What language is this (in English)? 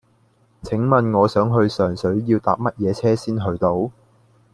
Cantonese